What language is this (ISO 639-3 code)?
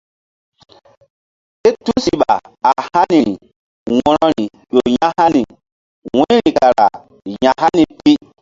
mdd